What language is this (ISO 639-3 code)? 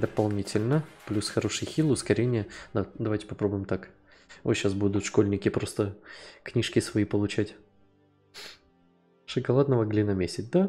rus